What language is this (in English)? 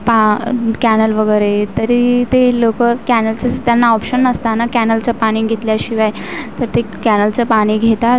Marathi